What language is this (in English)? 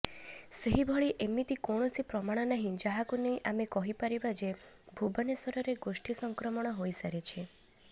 Odia